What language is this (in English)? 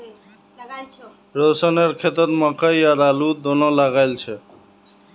Magahi